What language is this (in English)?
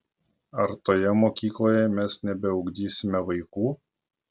Lithuanian